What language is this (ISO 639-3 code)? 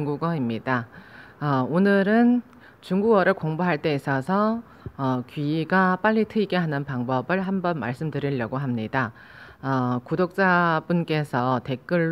kor